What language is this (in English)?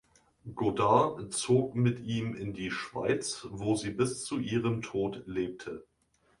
German